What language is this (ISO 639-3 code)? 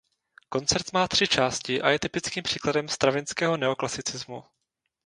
ces